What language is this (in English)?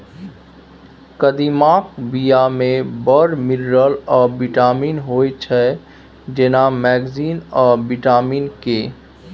Maithili